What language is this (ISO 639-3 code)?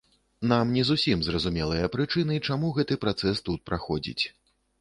bel